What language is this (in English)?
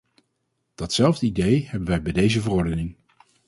Dutch